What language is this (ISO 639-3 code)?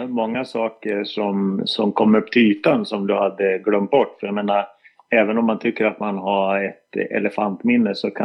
swe